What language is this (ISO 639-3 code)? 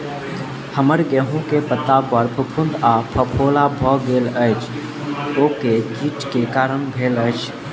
mai